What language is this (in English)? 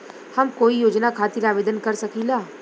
Bhojpuri